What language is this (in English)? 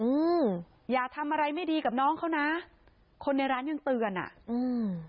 Thai